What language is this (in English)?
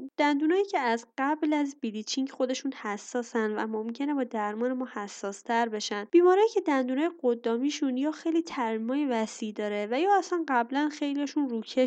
Persian